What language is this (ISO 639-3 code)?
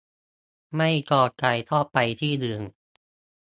tha